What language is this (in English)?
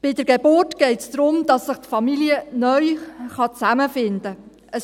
Swiss German